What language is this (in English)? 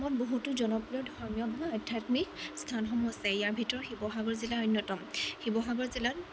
Assamese